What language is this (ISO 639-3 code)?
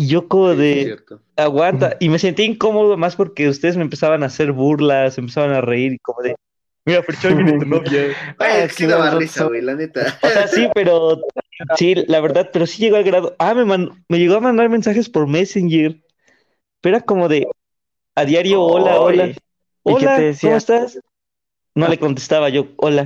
spa